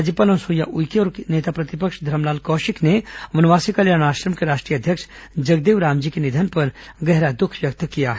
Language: Hindi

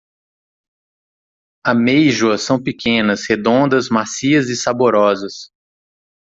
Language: Portuguese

